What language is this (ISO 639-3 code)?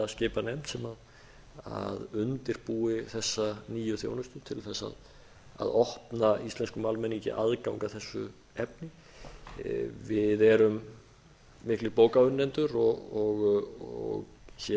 isl